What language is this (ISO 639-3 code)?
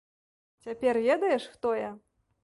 bel